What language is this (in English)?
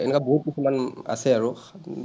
Assamese